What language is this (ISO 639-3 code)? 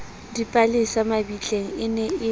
sot